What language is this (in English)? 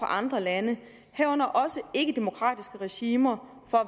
Danish